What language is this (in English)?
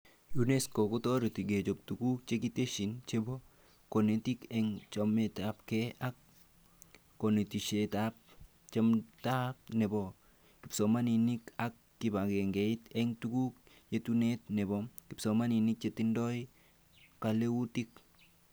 Kalenjin